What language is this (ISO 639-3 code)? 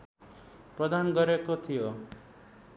nep